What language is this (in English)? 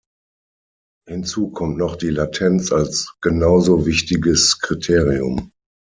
German